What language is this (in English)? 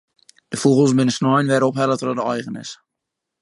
Western Frisian